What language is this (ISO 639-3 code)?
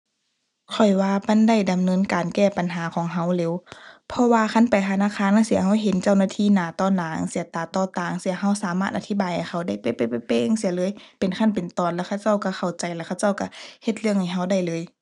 tha